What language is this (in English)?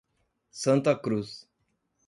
Portuguese